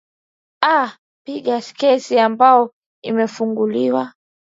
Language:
Swahili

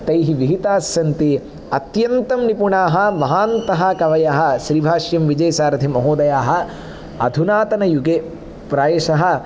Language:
Sanskrit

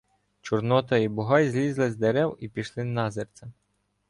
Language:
Ukrainian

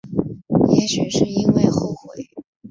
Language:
Chinese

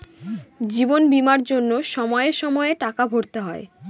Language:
Bangla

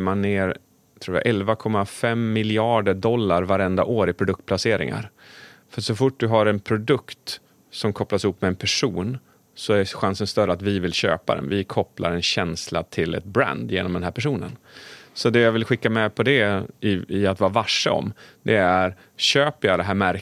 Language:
Swedish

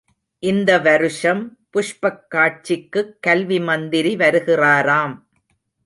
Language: Tamil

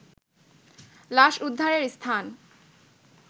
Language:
Bangla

